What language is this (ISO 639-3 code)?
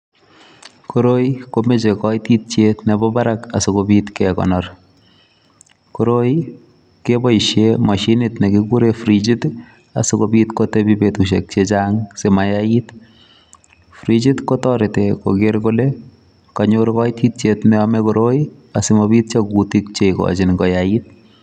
kln